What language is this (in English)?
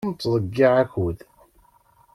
Kabyle